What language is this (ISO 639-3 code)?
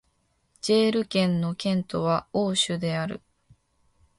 jpn